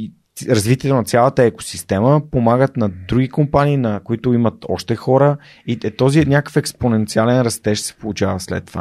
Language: Bulgarian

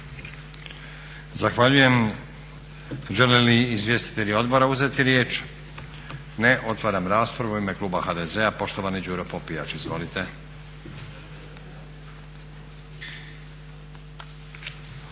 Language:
Croatian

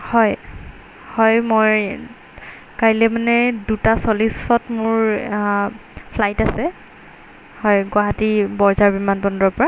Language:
Assamese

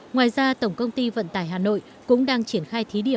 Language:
Vietnamese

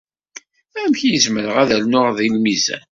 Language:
Kabyle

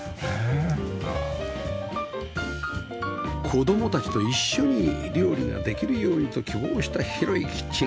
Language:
Japanese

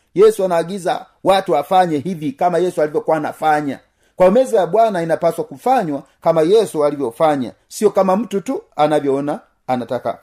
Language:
Swahili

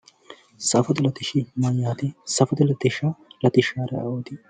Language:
Sidamo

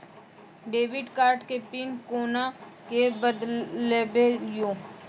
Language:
Maithili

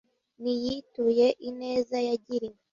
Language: Kinyarwanda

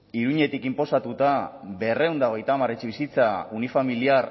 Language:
Basque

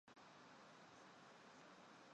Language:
Chinese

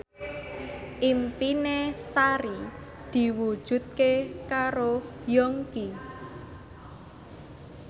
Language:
Javanese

